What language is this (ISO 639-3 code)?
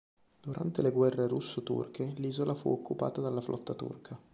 ita